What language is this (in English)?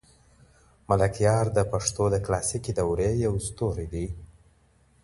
Pashto